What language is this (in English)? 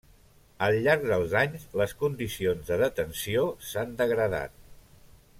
Catalan